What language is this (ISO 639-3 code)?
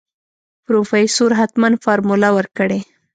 pus